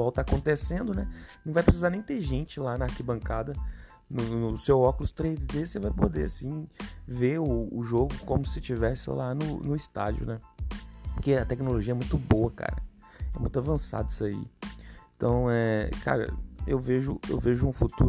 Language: Portuguese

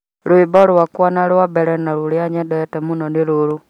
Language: Kikuyu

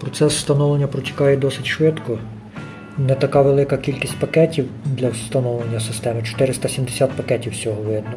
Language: Ukrainian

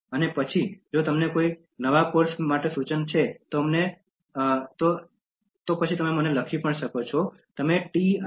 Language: Gujarati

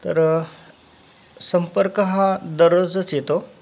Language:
Marathi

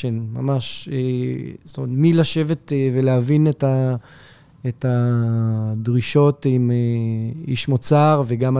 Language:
Hebrew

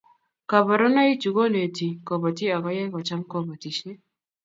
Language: Kalenjin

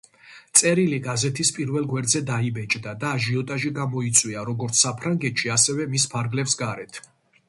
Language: Georgian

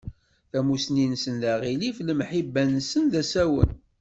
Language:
Kabyle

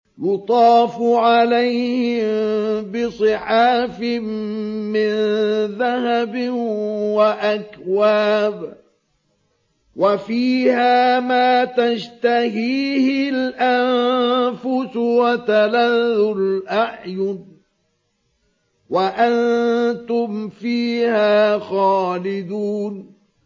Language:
Arabic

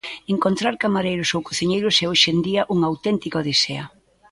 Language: Galician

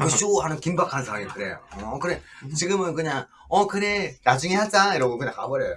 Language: Korean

